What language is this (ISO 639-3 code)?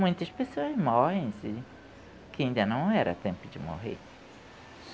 por